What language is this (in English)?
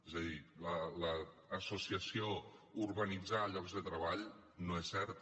Catalan